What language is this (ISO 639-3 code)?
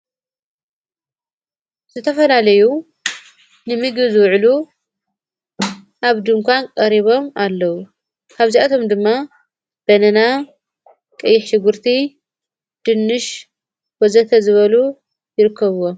tir